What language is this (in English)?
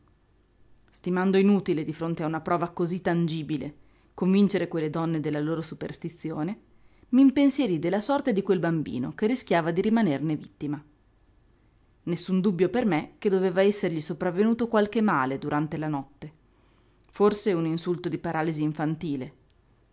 Italian